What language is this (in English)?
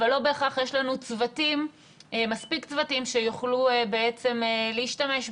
Hebrew